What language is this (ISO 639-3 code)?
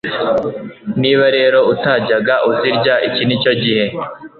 kin